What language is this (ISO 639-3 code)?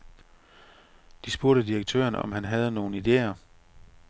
dan